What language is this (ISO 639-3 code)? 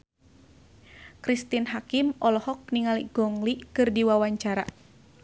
sun